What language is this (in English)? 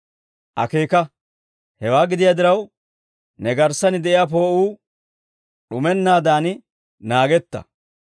Dawro